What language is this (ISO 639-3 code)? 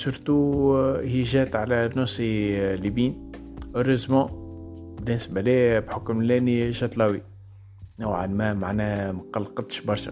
ara